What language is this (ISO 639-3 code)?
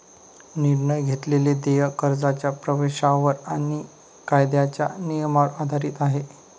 mar